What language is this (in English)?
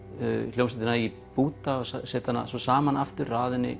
Icelandic